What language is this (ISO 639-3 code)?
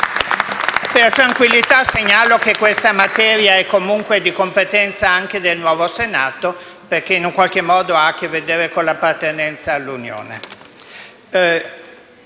ita